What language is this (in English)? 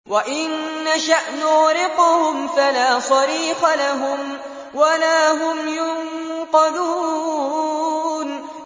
Arabic